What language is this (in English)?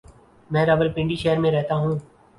Urdu